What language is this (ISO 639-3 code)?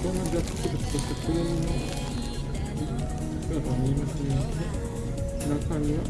jpn